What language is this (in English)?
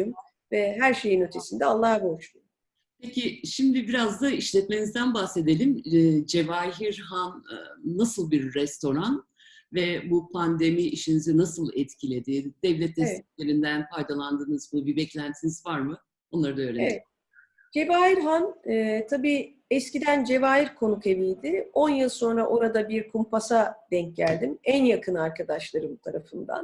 Turkish